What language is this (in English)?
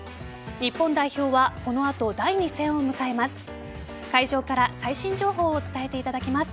Japanese